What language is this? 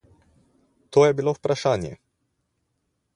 Slovenian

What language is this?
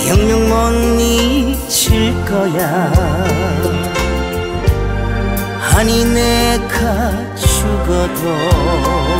Korean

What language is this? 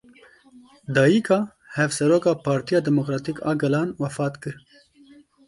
Kurdish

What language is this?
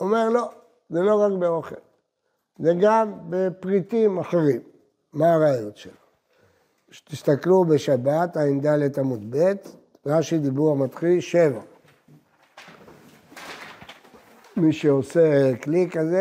Hebrew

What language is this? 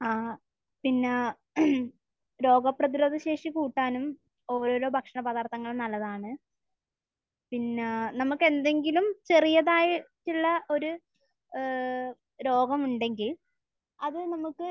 Malayalam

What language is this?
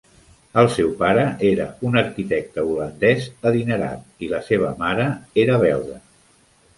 Catalan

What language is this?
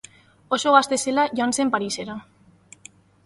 Basque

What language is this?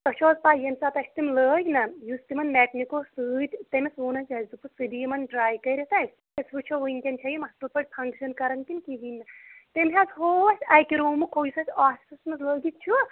Kashmiri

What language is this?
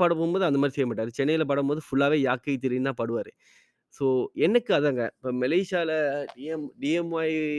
Tamil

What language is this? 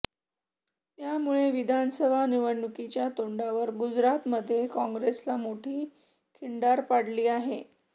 Marathi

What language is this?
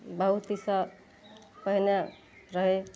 Maithili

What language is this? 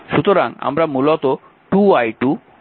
Bangla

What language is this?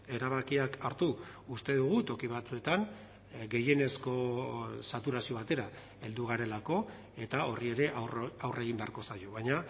Basque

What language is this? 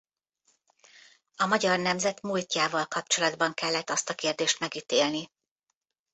Hungarian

